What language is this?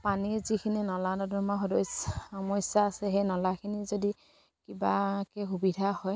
Assamese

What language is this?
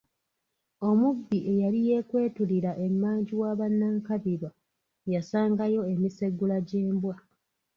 Ganda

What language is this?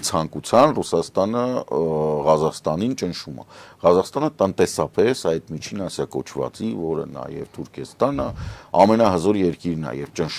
Romanian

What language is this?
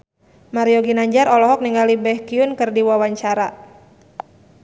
Sundanese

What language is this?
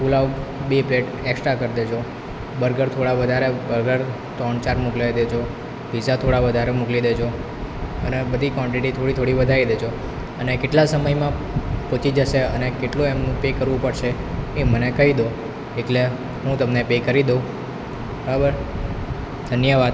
Gujarati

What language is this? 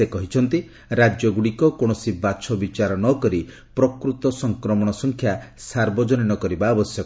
Odia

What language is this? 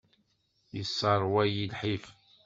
Kabyle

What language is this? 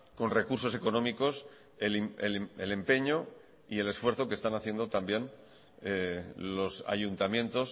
Spanish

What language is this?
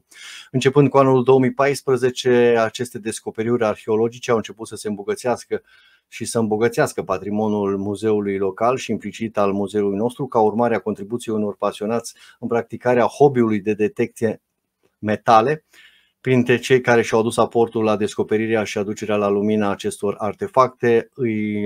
Romanian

